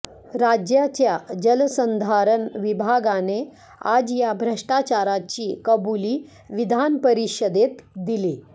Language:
Marathi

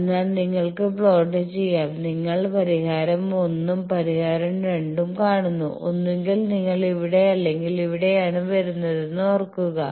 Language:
Malayalam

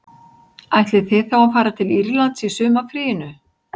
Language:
Icelandic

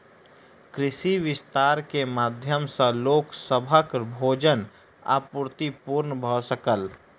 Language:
Maithili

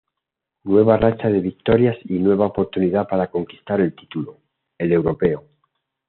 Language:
Spanish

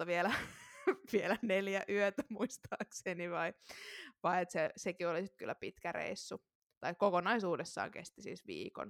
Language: Finnish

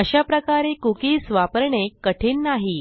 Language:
Marathi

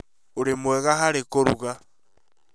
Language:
Kikuyu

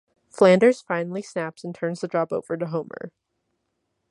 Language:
English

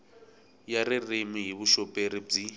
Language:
Tsonga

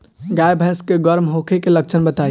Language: Bhojpuri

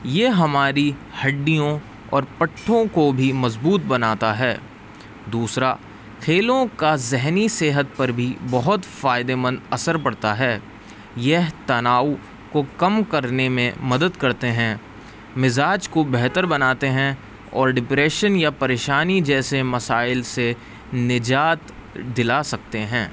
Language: Urdu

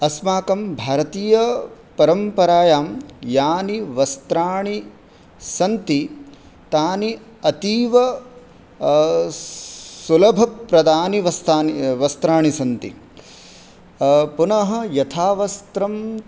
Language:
Sanskrit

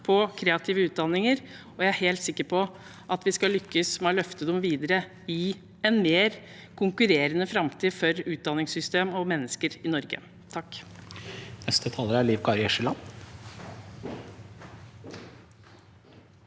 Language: Norwegian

